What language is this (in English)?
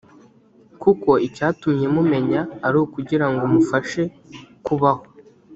Kinyarwanda